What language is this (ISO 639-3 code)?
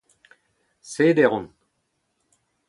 bre